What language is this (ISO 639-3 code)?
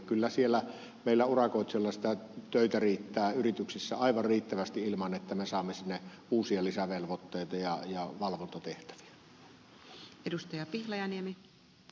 fin